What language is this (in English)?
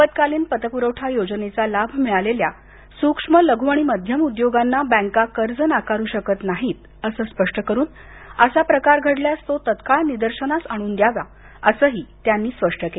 Marathi